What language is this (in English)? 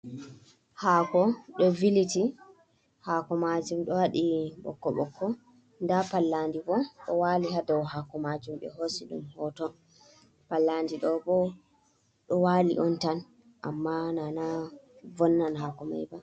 Fula